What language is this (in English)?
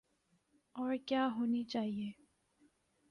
Urdu